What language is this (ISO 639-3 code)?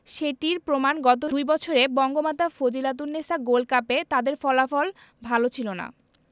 ben